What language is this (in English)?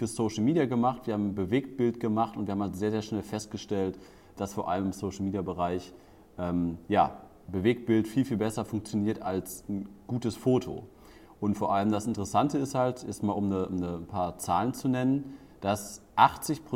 German